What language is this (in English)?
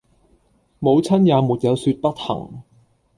Cantonese